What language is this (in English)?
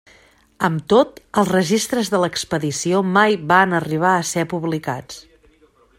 Catalan